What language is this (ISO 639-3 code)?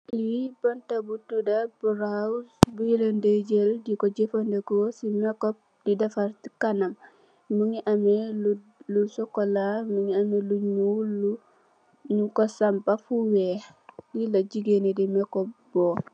wol